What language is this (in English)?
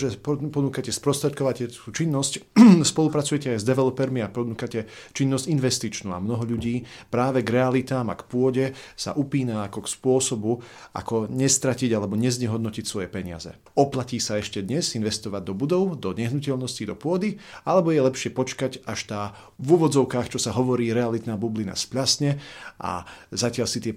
Slovak